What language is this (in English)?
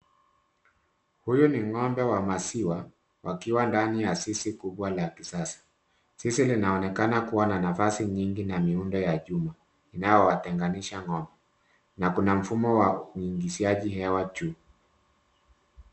Swahili